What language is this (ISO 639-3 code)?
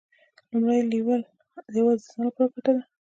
pus